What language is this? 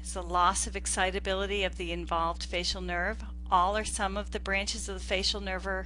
English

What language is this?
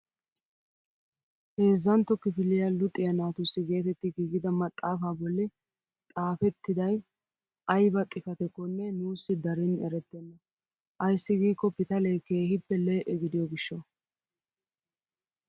Wolaytta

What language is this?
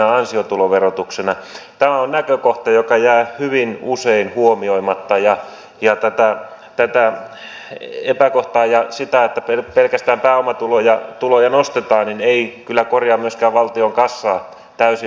Finnish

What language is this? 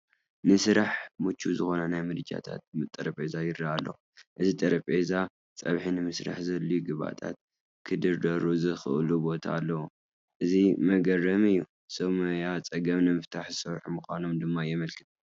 Tigrinya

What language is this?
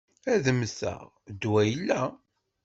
Kabyle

